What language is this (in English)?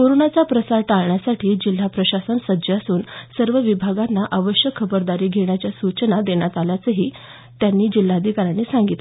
Marathi